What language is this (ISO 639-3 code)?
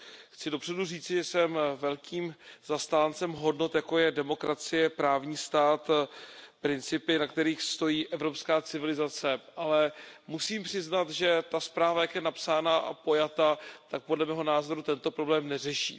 ces